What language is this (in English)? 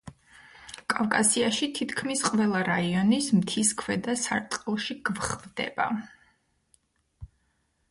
Georgian